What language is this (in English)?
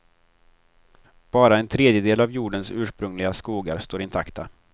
Swedish